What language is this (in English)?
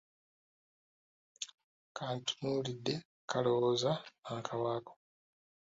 Ganda